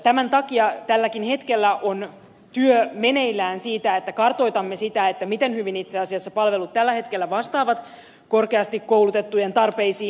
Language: Finnish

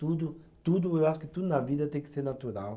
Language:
Portuguese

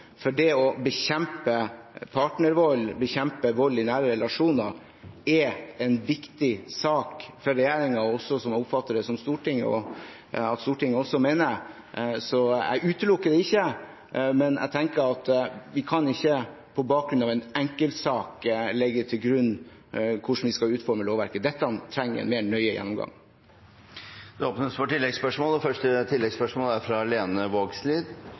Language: Norwegian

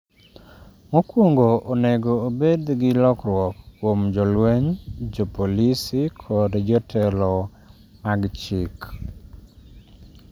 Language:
Luo (Kenya and Tanzania)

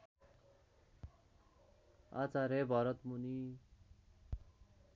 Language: Nepali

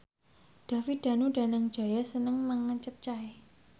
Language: Javanese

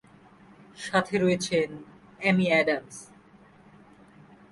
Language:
Bangla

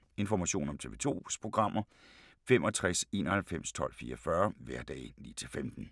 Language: Danish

